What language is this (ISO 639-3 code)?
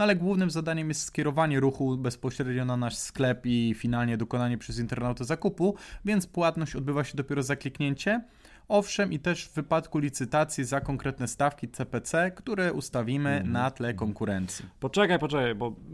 pol